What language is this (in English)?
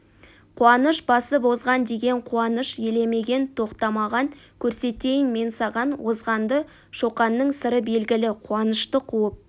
Kazakh